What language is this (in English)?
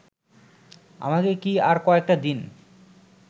Bangla